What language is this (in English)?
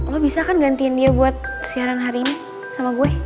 Indonesian